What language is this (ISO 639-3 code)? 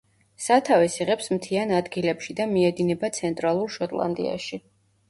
kat